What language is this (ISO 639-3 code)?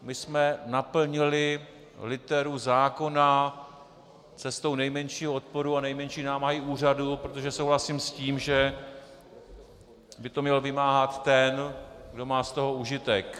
ces